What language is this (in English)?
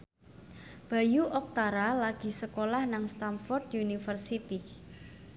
Javanese